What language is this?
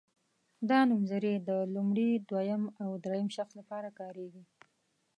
Pashto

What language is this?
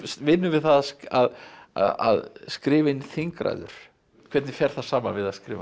Icelandic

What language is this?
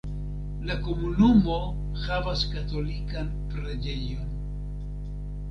Esperanto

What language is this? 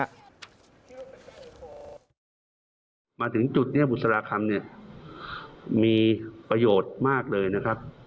Thai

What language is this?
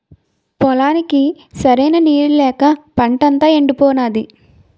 Telugu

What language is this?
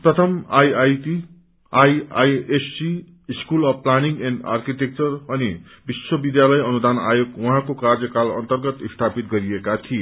Nepali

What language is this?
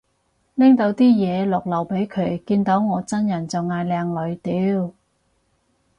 Cantonese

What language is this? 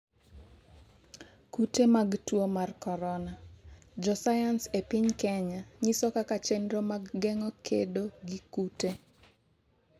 Luo (Kenya and Tanzania)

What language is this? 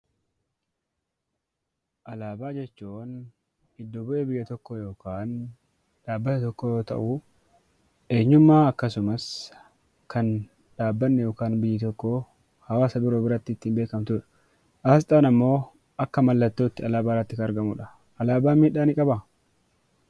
Oromo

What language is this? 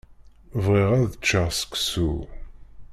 Kabyle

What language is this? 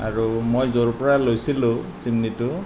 Assamese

